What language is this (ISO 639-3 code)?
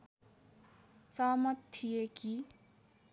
nep